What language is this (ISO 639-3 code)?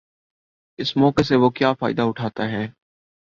urd